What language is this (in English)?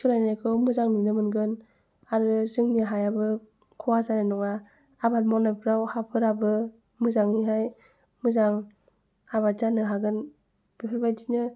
Bodo